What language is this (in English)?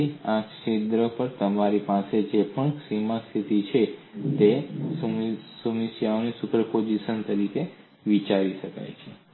Gujarati